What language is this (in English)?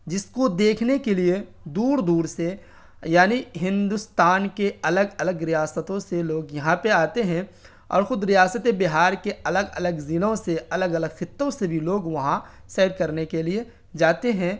Urdu